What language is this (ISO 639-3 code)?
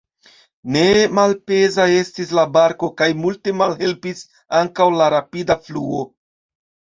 epo